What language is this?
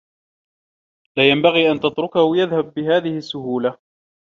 Arabic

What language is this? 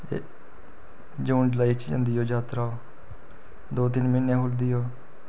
Dogri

